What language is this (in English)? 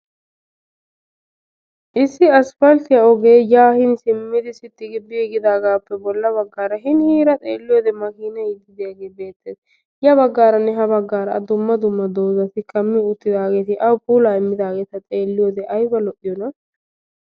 Wolaytta